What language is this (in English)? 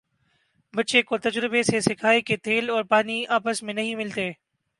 Urdu